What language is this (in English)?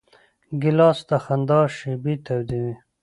Pashto